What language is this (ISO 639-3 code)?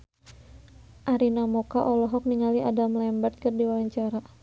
sun